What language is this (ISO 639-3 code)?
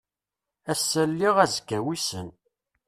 kab